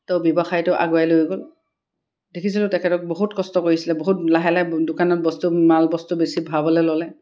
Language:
Assamese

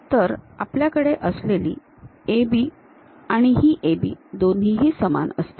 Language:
Marathi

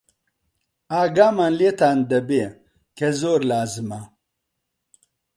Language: Central Kurdish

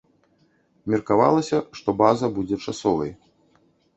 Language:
Belarusian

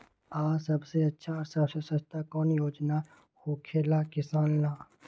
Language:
Magahi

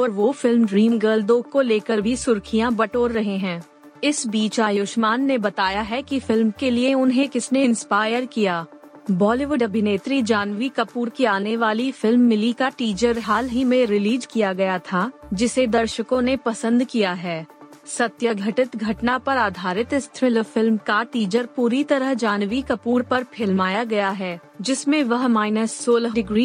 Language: Hindi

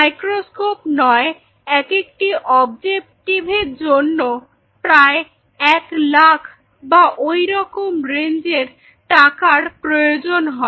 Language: Bangla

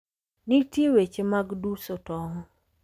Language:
Luo (Kenya and Tanzania)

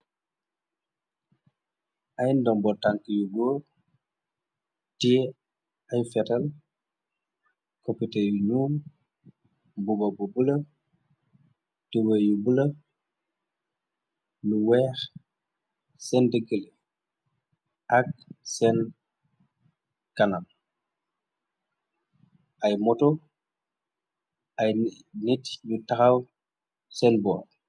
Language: Wolof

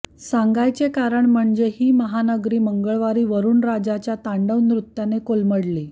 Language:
Marathi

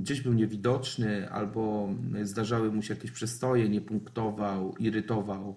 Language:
Polish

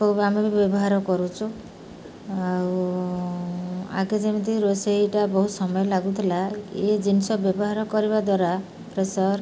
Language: Odia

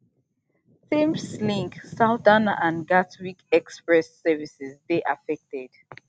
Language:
Nigerian Pidgin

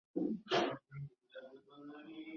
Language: Bangla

